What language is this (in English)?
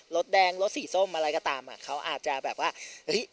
Thai